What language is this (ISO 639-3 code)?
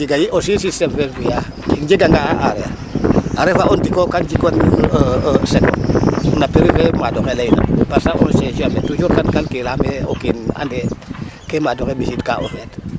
srr